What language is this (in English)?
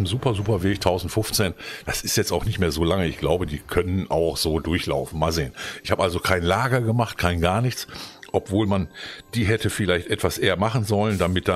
German